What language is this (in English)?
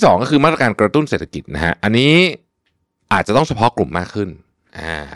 Thai